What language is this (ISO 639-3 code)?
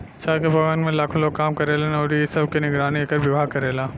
bho